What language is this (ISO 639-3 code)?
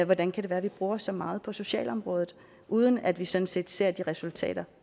dan